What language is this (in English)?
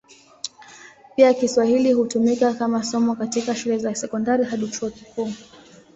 Swahili